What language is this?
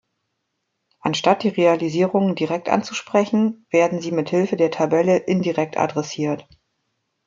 German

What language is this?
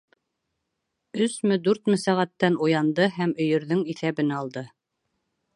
Bashkir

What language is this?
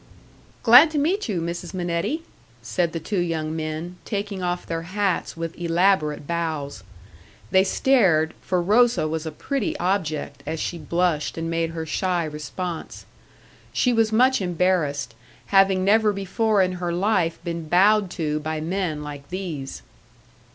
English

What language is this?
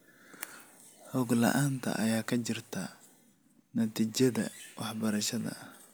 Somali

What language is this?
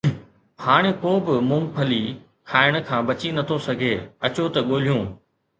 Sindhi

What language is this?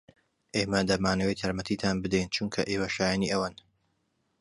Central Kurdish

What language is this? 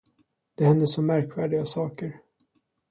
Swedish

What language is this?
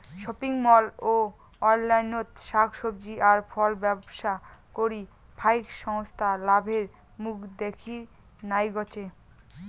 Bangla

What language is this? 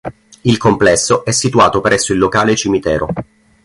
Italian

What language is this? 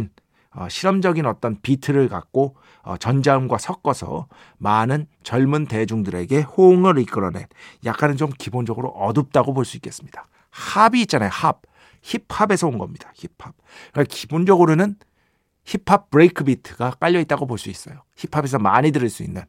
Korean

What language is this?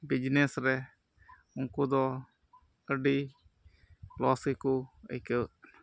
Santali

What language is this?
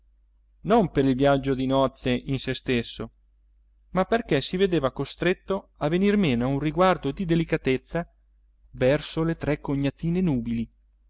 Italian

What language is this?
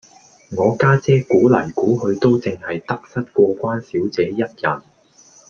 Cantonese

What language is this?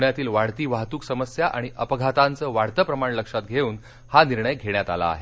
Marathi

